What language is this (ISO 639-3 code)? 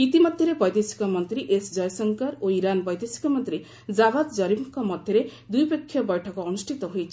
ori